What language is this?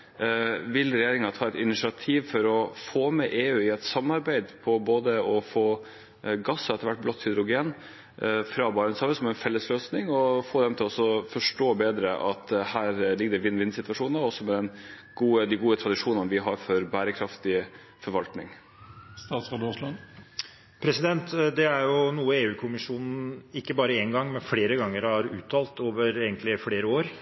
Norwegian Bokmål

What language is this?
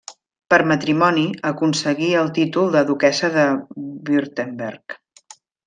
Catalan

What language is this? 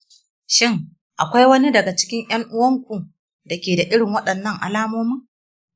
Hausa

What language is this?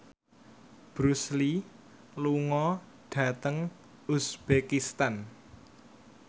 Javanese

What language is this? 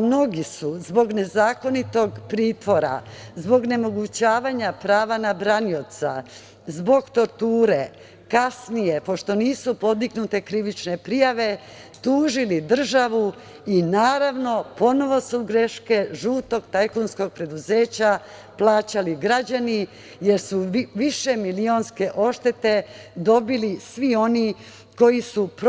Serbian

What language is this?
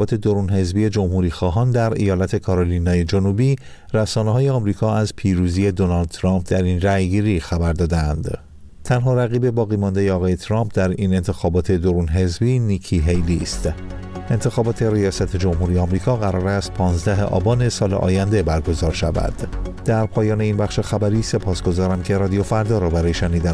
Persian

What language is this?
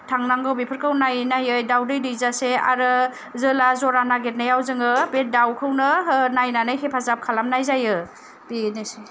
Bodo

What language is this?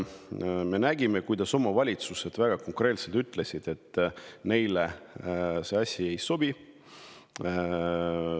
Estonian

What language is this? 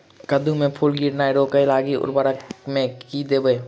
Maithili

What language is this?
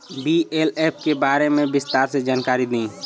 Bhojpuri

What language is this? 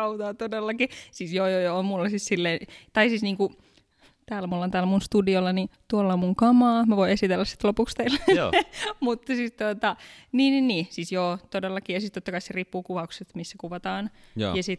Finnish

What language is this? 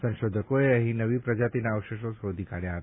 Gujarati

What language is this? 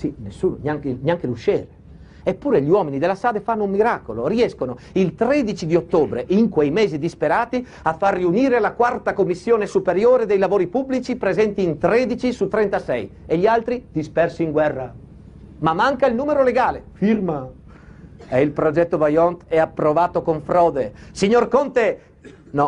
Italian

